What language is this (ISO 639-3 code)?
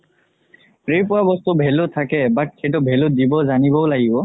asm